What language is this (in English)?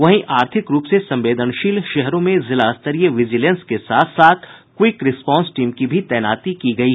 Hindi